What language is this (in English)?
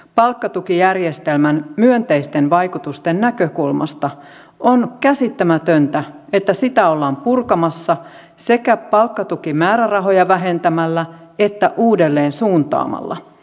Finnish